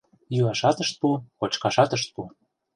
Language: Mari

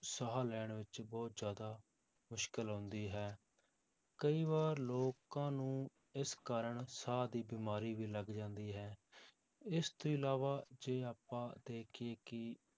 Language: Punjabi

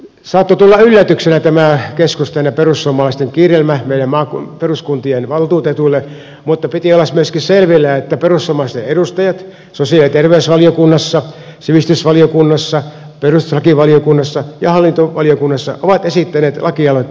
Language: Finnish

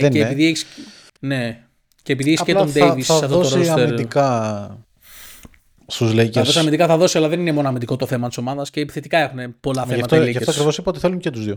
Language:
Greek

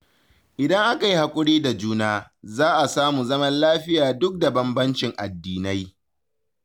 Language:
Hausa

